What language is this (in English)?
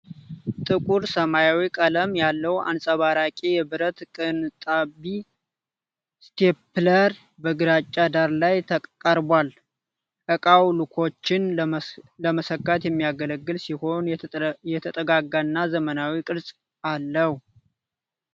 Amharic